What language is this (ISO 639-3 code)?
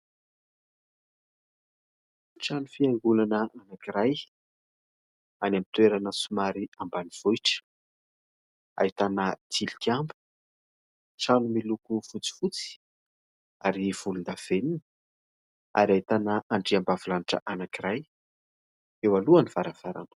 mlg